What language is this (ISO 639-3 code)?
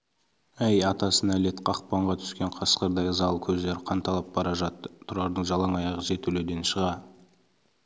kaz